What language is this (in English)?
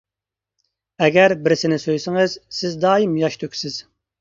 Uyghur